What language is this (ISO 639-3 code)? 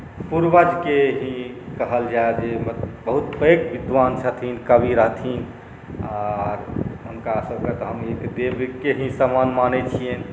mai